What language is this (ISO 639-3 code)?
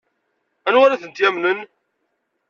kab